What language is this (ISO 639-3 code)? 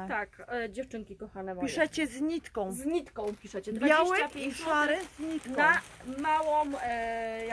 pol